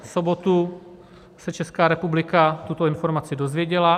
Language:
Czech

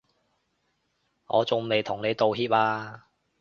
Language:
Cantonese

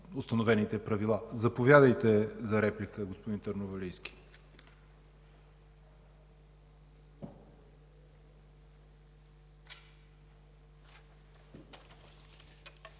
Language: Bulgarian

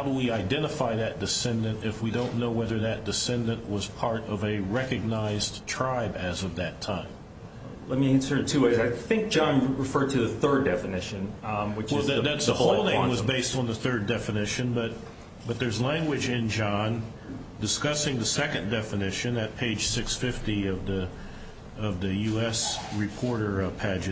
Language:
English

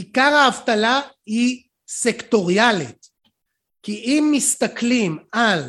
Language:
Hebrew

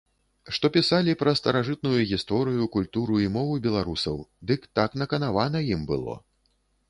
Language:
Belarusian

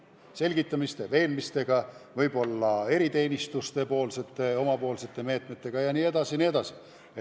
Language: Estonian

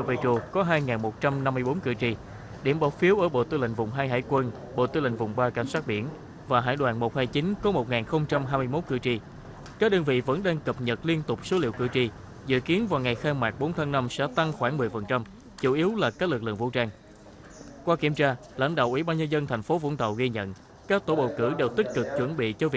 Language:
Vietnamese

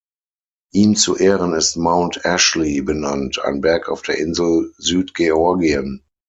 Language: German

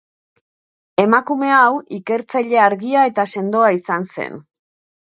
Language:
Basque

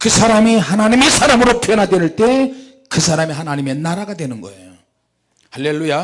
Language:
Korean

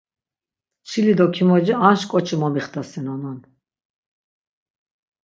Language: Laz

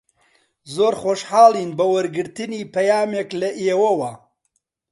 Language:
Central Kurdish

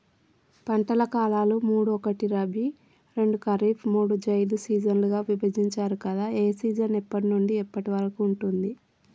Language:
Telugu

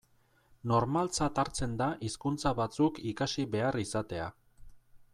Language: Basque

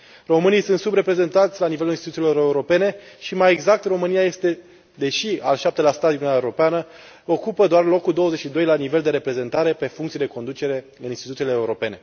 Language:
Romanian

